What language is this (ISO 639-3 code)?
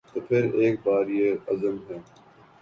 urd